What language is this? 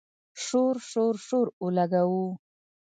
Pashto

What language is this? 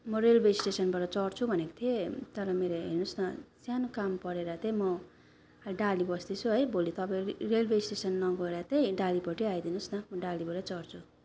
Nepali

